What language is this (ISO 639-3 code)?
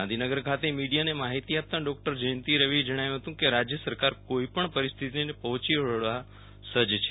guj